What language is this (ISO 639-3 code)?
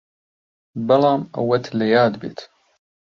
ckb